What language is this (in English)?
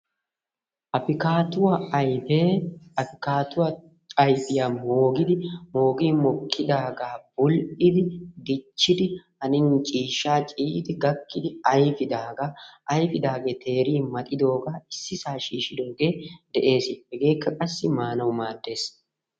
Wolaytta